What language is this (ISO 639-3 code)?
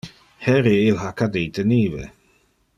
ina